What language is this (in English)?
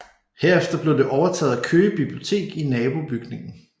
Danish